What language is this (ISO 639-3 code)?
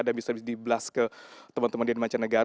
ind